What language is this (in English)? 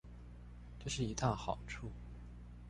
Chinese